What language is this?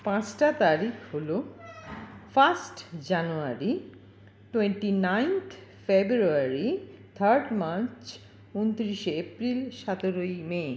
Bangla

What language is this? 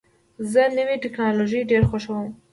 Pashto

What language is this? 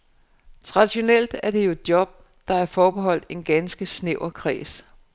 Danish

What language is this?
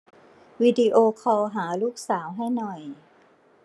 Thai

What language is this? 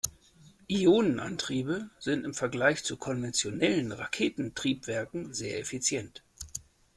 German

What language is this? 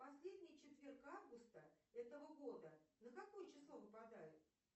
Russian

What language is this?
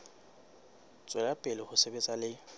Southern Sotho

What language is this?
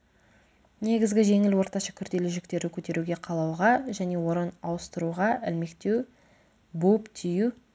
Kazakh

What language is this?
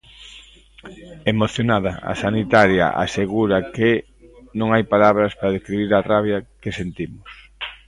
Galician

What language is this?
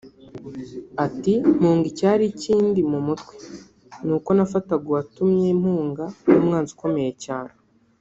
Kinyarwanda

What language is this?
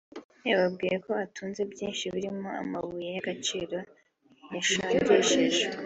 Kinyarwanda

